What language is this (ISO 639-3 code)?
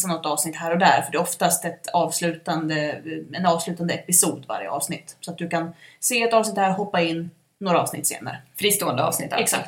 swe